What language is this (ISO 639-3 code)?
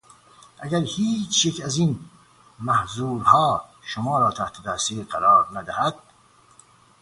fas